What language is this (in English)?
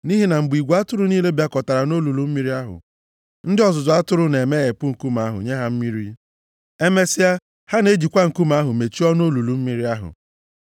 Igbo